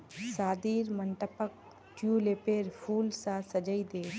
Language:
Magahi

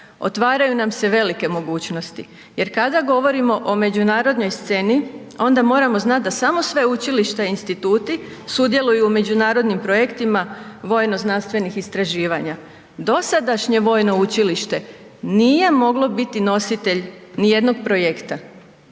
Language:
Croatian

